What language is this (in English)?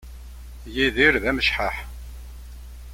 Kabyle